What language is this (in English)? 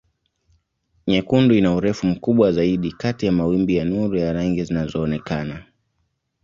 Swahili